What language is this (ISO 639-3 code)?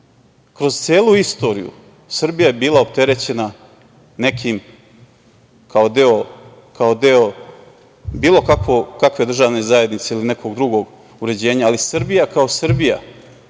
srp